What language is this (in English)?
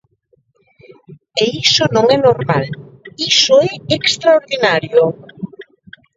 Galician